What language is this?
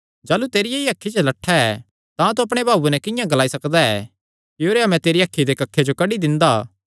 Kangri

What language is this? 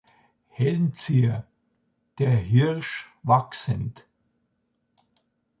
German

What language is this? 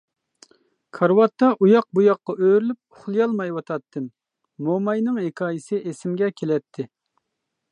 Uyghur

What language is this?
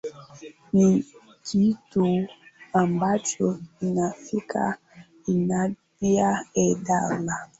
Swahili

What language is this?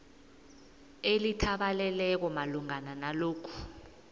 South Ndebele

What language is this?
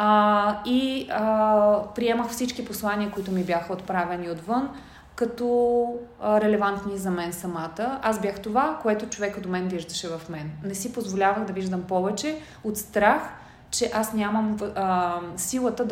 Bulgarian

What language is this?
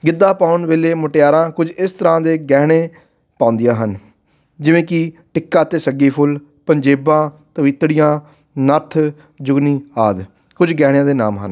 Punjabi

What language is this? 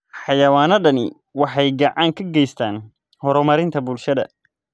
Somali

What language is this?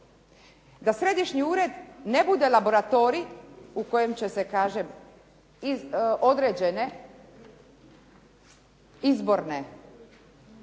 Croatian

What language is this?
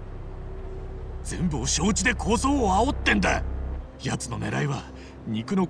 Japanese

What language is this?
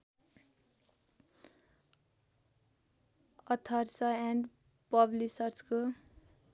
Nepali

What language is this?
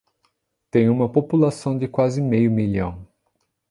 Portuguese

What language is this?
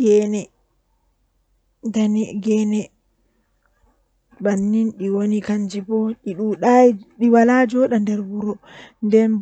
Western Niger Fulfulde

